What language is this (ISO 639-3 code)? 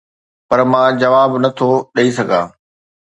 snd